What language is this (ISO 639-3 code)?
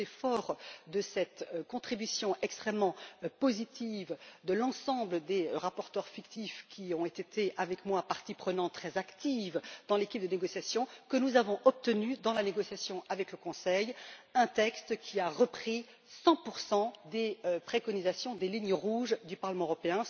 fra